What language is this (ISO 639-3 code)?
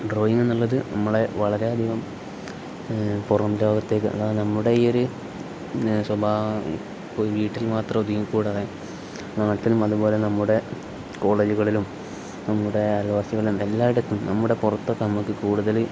mal